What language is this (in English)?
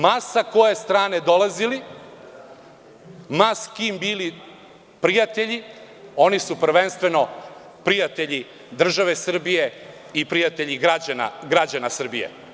Serbian